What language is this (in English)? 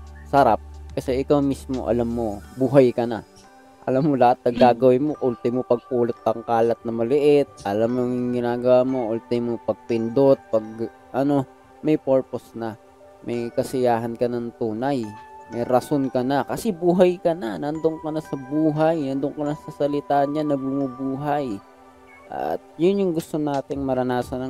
Filipino